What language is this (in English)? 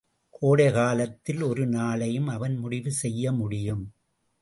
Tamil